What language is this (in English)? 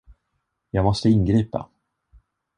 Swedish